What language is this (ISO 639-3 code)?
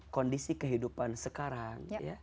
ind